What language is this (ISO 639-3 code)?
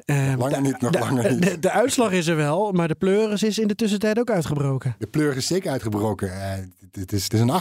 nld